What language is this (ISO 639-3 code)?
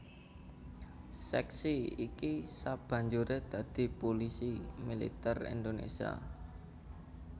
jav